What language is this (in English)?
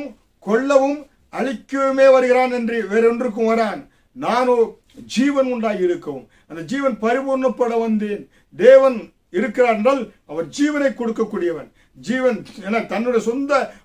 Tamil